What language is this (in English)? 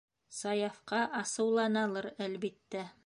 Bashkir